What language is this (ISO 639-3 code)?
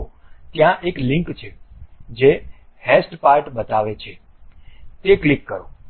guj